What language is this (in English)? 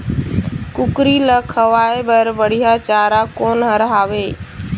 Chhattisgarhi